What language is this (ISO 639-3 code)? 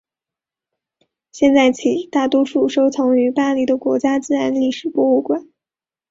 zho